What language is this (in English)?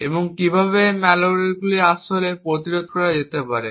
Bangla